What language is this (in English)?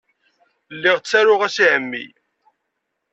Kabyle